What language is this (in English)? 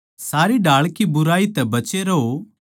Haryanvi